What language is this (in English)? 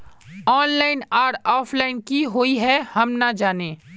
Magahi